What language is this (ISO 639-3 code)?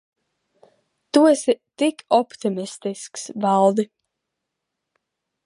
lav